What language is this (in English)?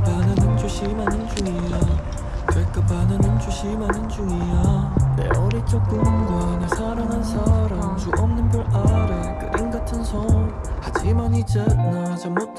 Korean